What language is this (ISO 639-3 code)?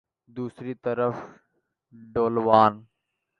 urd